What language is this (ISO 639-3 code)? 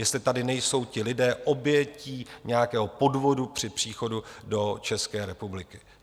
ces